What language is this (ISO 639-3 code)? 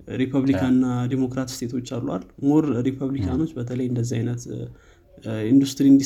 amh